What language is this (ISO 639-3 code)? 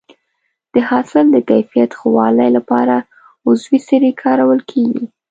pus